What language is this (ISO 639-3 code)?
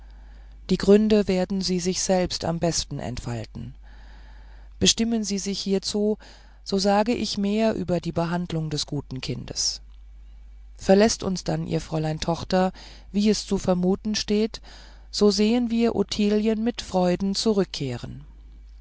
deu